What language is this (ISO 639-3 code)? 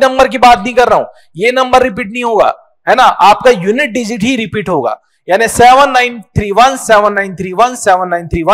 hin